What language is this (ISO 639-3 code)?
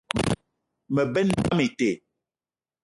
eto